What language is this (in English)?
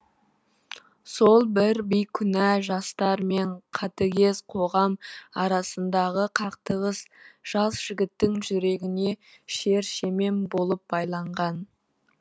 Kazakh